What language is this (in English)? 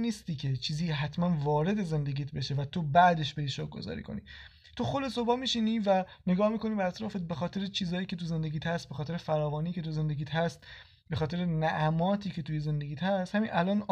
Persian